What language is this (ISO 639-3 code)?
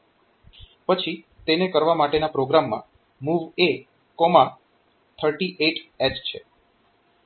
guj